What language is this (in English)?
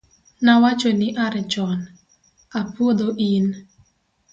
Luo (Kenya and Tanzania)